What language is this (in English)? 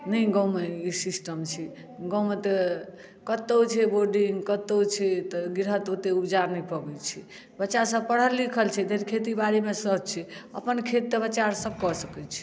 Maithili